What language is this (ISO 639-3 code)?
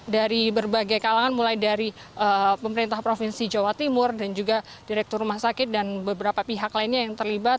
ind